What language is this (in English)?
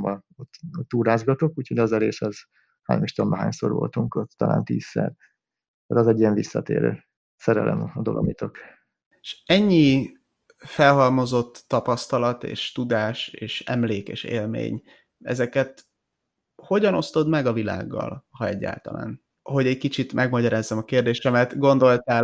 Hungarian